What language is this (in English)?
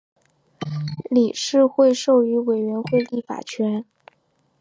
Chinese